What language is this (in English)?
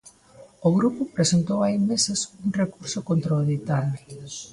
Galician